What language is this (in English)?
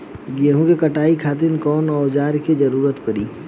Bhojpuri